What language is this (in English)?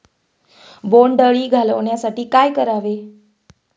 Marathi